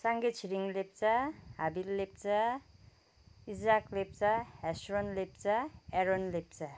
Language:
Nepali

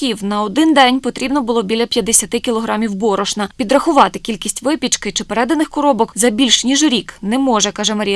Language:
Ukrainian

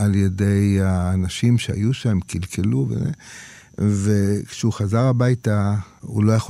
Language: Hebrew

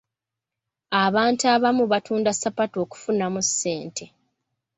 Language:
Ganda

